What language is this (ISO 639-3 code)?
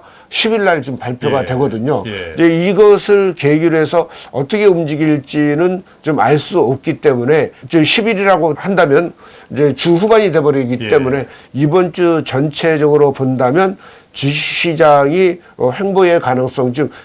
kor